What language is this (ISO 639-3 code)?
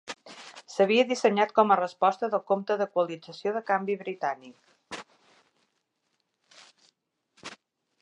cat